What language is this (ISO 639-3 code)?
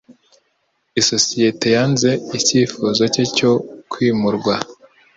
kin